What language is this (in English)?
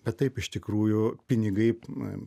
Lithuanian